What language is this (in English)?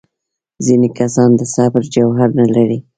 Pashto